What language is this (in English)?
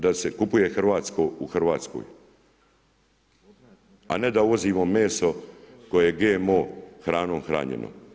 Croatian